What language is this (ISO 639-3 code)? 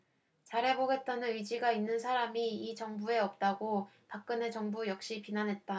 kor